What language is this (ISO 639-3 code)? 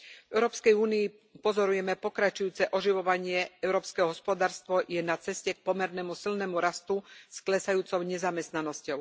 slk